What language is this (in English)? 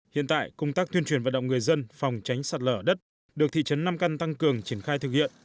Vietnamese